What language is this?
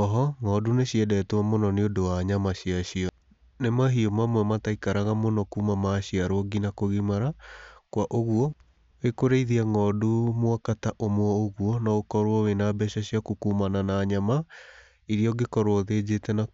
Kikuyu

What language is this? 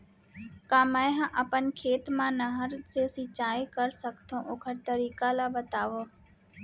Chhattisgarhi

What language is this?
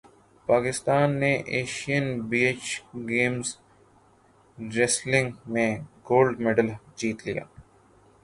Urdu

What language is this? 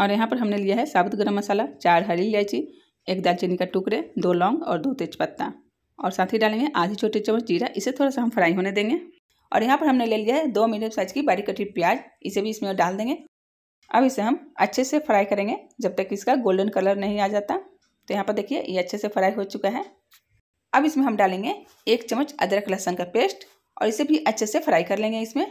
Hindi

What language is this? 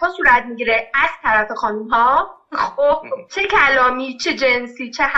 Persian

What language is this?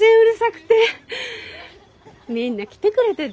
Japanese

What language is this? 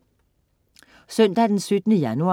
Danish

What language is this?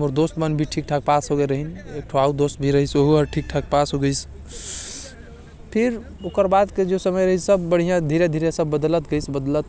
Korwa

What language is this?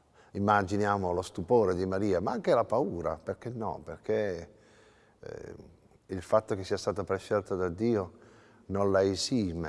Italian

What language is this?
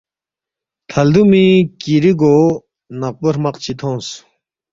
Balti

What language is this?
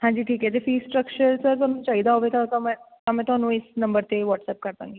Punjabi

